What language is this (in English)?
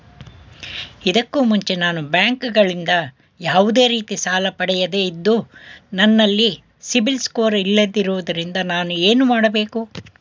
Kannada